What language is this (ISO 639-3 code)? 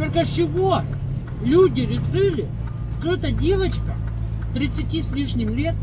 rus